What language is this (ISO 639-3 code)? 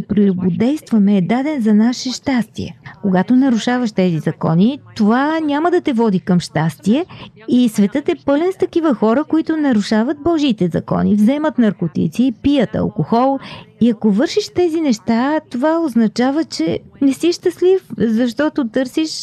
bul